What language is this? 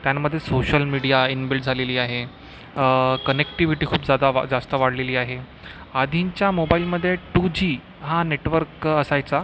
Marathi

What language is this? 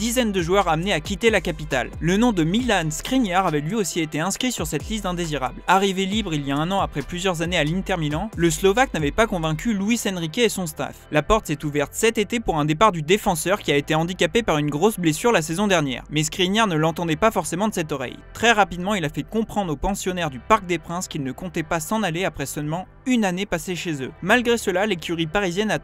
French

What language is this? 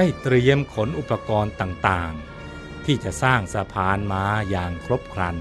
Thai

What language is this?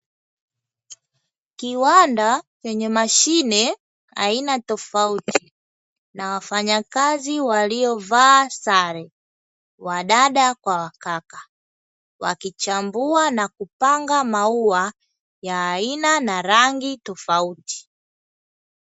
Swahili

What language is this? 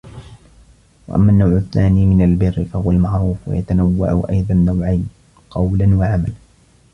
Arabic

